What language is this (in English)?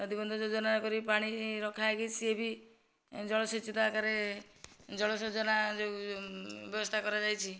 Odia